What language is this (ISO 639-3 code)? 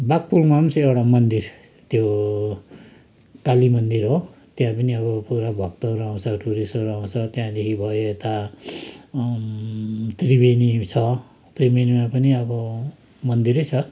nep